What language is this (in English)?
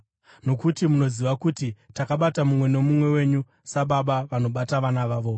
Shona